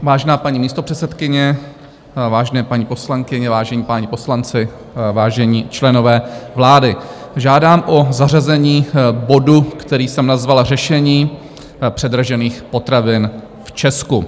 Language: Czech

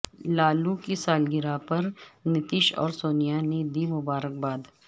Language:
Urdu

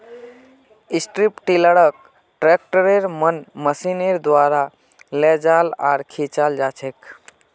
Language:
Magahi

